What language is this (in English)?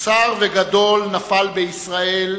Hebrew